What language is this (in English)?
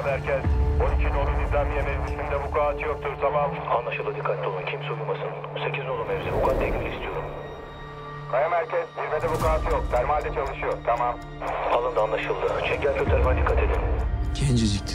Turkish